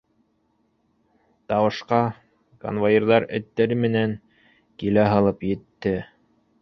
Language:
Bashkir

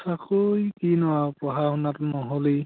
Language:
Assamese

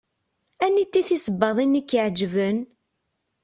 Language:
Kabyle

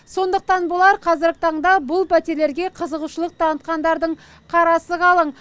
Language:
Kazakh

